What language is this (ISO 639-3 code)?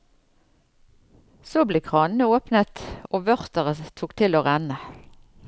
nor